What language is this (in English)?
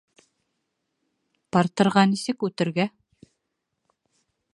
Bashkir